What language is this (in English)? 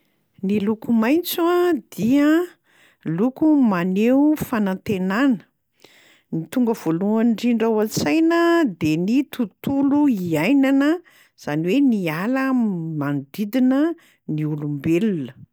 Malagasy